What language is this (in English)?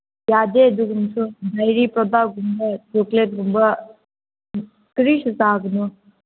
Manipuri